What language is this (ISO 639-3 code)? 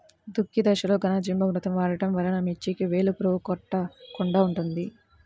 tel